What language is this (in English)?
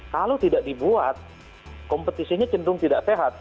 Indonesian